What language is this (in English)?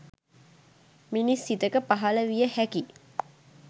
Sinhala